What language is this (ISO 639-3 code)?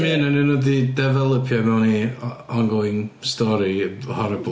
cym